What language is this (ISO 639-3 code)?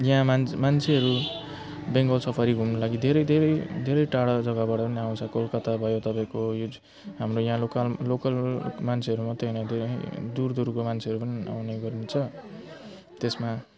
nep